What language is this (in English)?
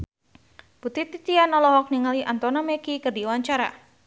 Sundanese